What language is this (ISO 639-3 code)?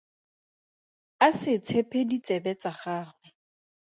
tsn